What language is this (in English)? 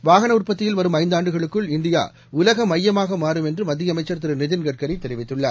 Tamil